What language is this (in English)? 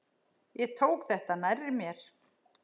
Icelandic